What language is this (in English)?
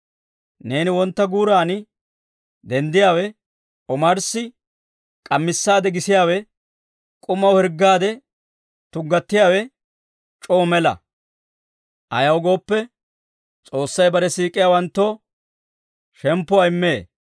Dawro